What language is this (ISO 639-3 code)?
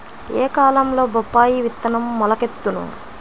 tel